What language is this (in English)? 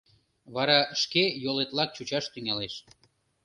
Mari